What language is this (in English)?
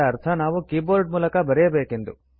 Kannada